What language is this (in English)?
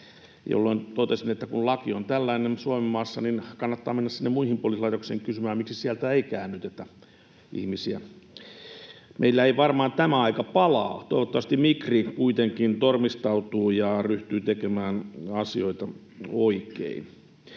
Finnish